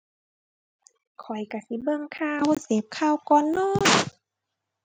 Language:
Thai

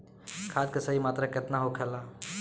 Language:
Bhojpuri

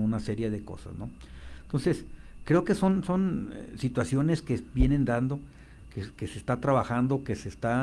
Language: Spanish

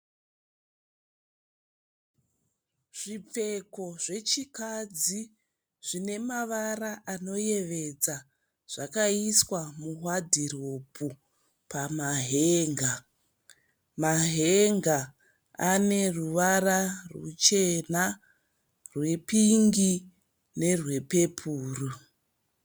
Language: Shona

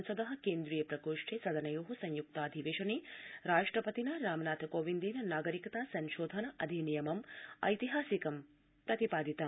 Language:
Sanskrit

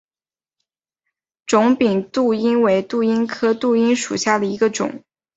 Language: Chinese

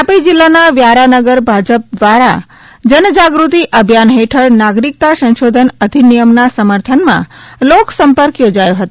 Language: Gujarati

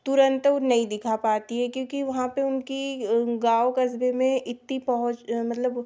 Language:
Hindi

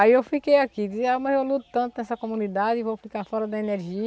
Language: Portuguese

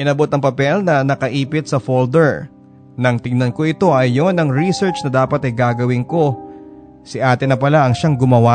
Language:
Filipino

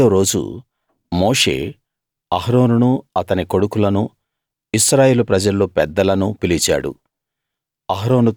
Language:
Telugu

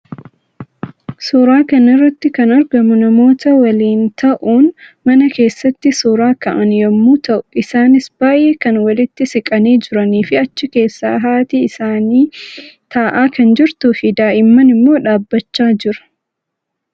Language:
Oromo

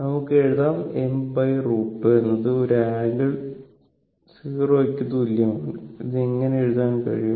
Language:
Malayalam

